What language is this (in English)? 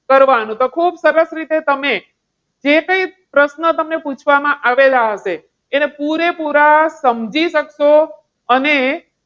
Gujarati